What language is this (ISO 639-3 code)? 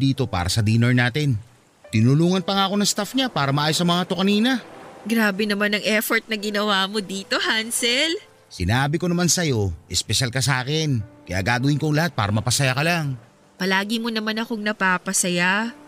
fil